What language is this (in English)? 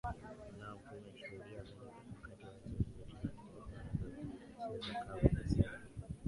Swahili